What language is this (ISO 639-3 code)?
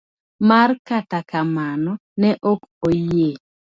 luo